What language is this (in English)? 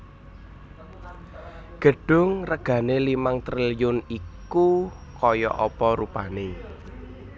Javanese